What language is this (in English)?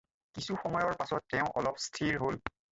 Assamese